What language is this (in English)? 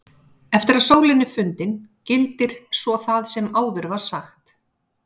Icelandic